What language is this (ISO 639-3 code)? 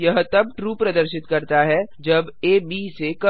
hin